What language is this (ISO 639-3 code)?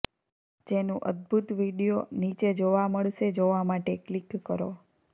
guj